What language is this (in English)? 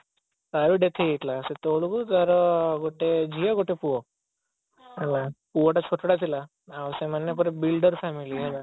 Odia